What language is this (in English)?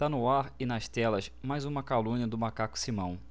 Portuguese